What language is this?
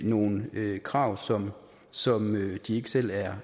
Danish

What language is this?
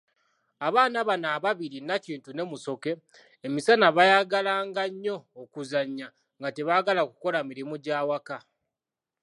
Ganda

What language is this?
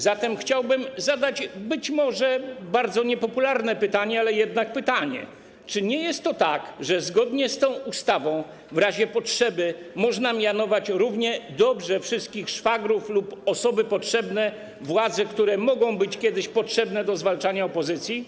Polish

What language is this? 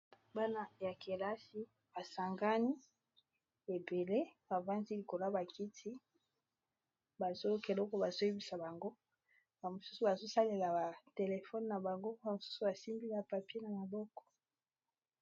Lingala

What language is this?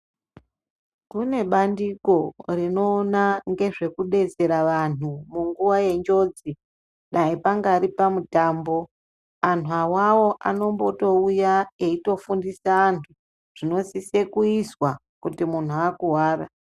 Ndau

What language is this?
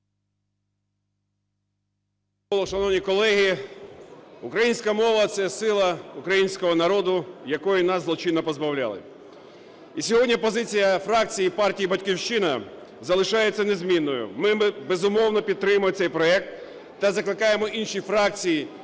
Ukrainian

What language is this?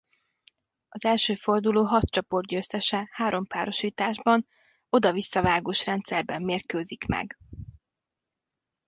Hungarian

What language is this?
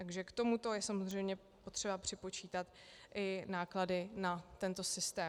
Czech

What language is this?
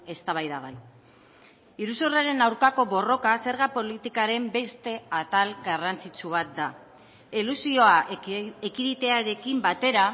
Basque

